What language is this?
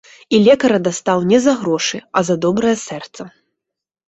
Belarusian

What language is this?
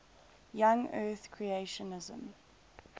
English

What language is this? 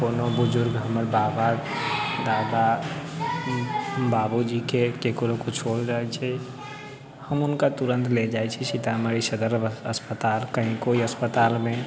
Maithili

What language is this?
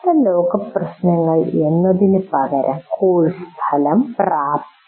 Malayalam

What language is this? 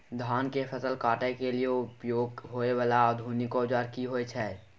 Maithili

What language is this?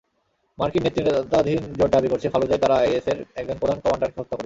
Bangla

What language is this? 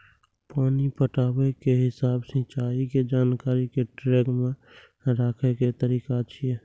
Maithili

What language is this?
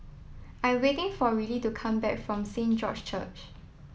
English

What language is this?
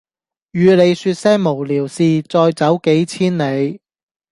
Cantonese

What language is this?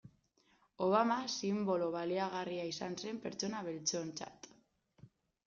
Basque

